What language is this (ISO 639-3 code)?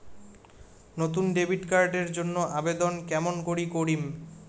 ben